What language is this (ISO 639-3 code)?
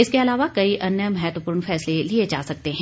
hin